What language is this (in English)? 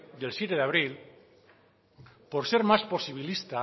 Spanish